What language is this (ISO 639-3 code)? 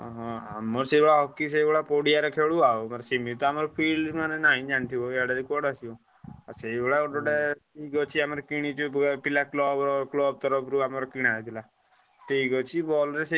ori